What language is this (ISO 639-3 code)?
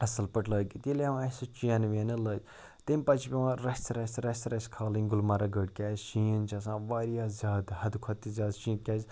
kas